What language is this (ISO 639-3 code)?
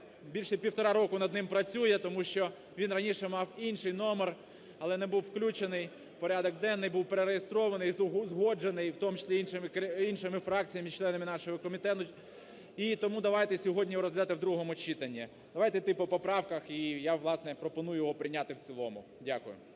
ukr